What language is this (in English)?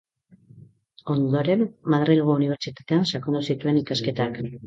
Basque